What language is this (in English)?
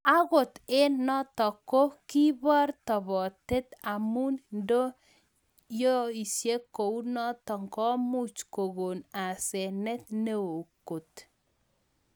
Kalenjin